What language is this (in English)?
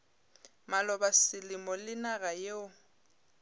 Northern Sotho